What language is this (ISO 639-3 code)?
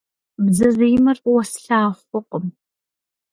kbd